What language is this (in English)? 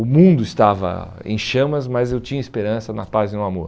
Portuguese